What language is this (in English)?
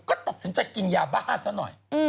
Thai